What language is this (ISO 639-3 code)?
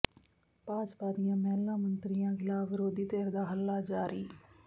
pan